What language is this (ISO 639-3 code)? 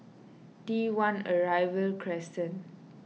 eng